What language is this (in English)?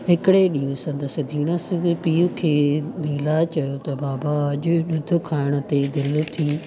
Sindhi